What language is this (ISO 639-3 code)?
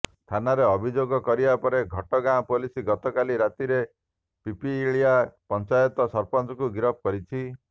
ori